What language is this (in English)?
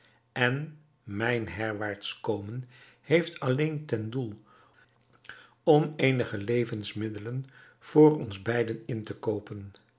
Dutch